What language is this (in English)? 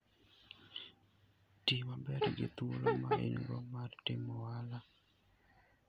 Luo (Kenya and Tanzania)